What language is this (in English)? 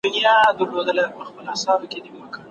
Pashto